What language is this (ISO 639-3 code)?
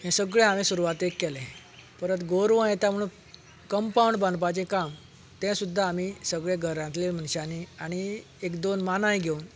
kok